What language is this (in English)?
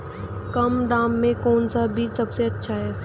Hindi